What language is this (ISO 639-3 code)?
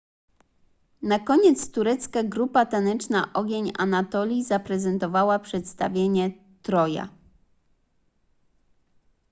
pol